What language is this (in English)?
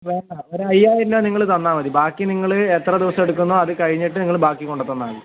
Malayalam